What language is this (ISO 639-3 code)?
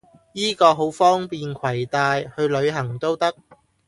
yue